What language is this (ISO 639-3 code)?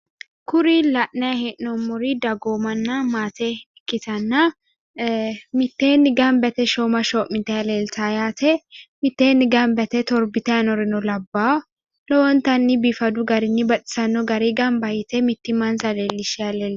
sid